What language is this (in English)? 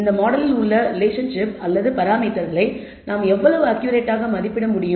Tamil